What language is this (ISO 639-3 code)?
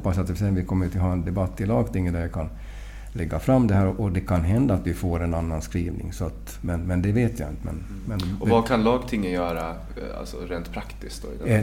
swe